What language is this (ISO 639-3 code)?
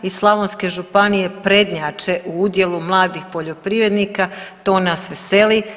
hrv